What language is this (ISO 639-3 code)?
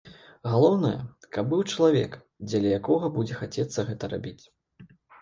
bel